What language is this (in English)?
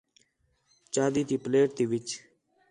Khetrani